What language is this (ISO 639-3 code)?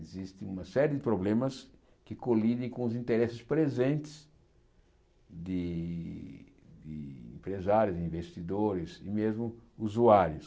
por